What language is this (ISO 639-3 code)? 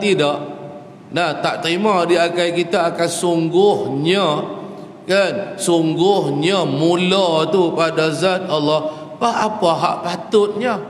msa